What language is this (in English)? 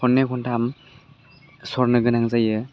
Bodo